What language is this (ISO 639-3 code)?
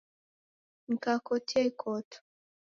dav